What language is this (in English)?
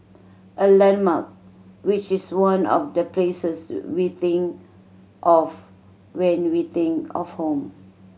English